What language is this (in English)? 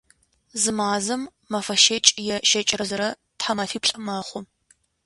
Adyghe